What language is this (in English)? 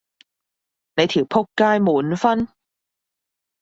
Cantonese